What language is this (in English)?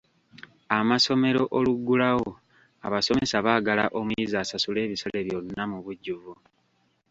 Ganda